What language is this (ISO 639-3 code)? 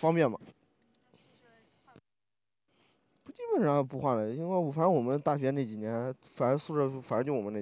zho